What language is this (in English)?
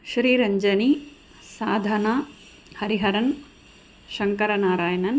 Sanskrit